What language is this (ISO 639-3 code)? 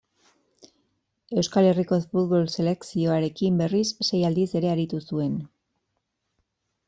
eus